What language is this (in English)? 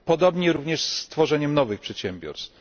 Polish